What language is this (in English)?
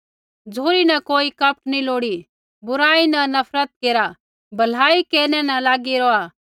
Kullu Pahari